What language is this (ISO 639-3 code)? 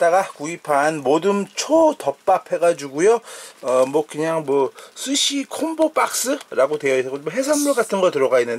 kor